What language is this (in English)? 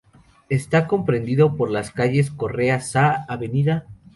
Spanish